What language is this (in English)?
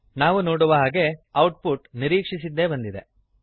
Kannada